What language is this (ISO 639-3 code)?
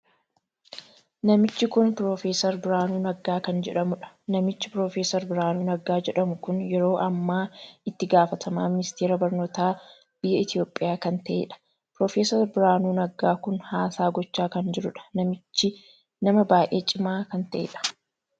orm